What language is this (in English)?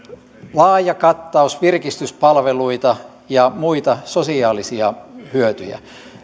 Finnish